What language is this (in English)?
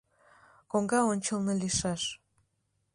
Mari